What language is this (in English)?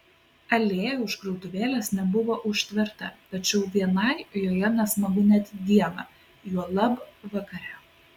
Lithuanian